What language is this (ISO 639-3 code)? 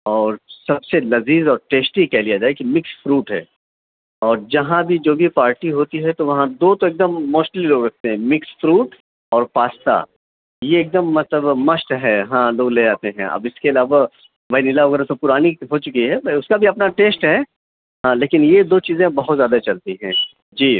urd